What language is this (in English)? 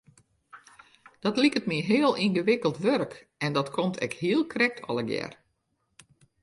Western Frisian